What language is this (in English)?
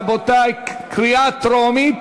Hebrew